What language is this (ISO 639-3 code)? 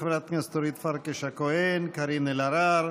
heb